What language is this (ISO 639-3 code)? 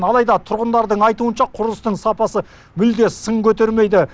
kaz